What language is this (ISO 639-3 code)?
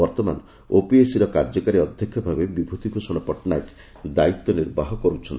ori